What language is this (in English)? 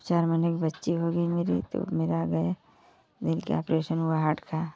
Hindi